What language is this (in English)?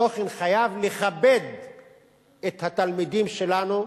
Hebrew